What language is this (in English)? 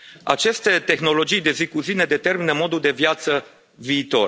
Romanian